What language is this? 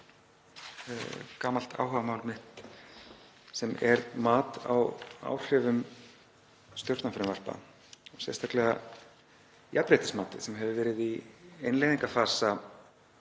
Icelandic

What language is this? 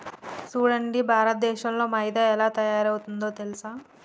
Telugu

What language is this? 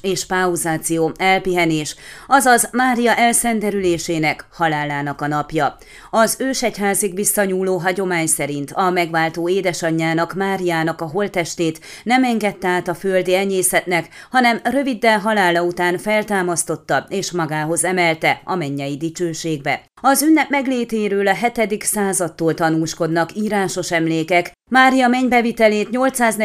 Hungarian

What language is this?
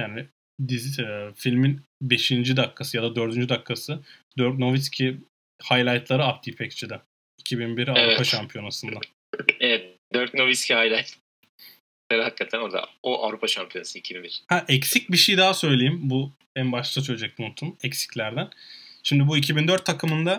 Turkish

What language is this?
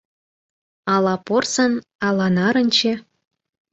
Mari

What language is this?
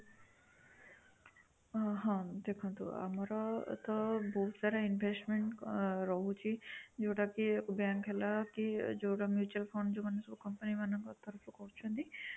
Odia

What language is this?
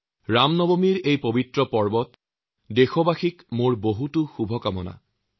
Assamese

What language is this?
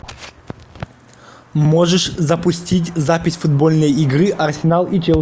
Russian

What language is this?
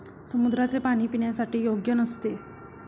Marathi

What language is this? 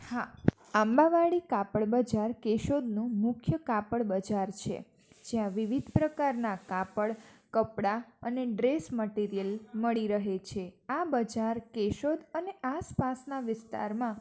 Gujarati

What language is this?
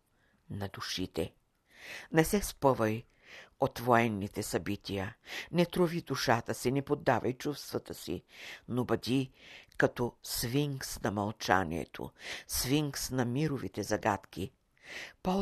Bulgarian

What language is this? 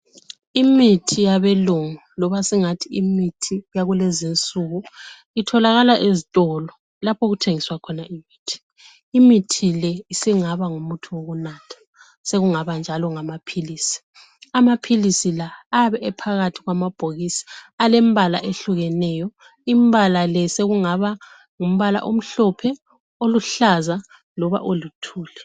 North Ndebele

